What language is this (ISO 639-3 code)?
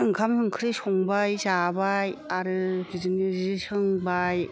brx